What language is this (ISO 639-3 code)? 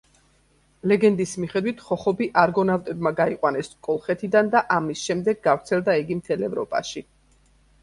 kat